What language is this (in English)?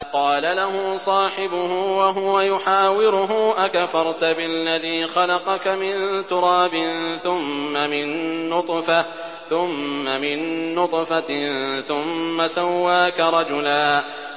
Arabic